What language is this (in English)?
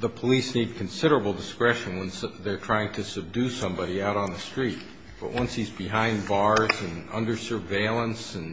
English